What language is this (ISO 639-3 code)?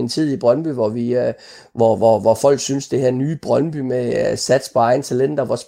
dan